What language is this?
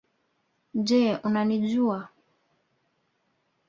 Swahili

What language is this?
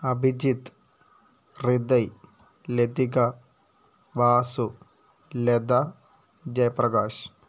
Malayalam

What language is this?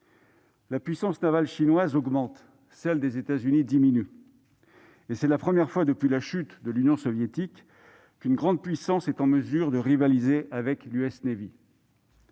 French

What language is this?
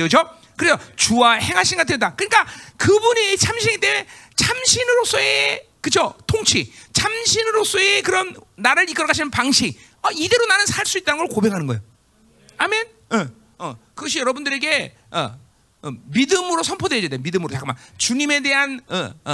Korean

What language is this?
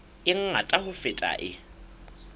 Southern Sotho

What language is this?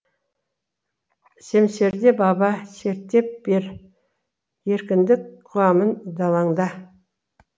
Kazakh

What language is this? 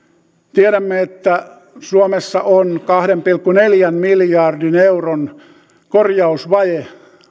Finnish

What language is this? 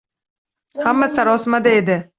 Uzbek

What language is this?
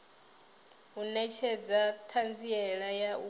Venda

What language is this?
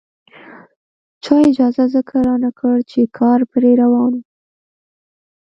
Pashto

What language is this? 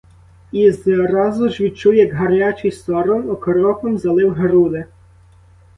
Ukrainian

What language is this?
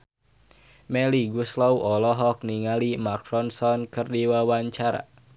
Sundanese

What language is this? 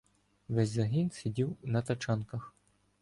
Ukrainian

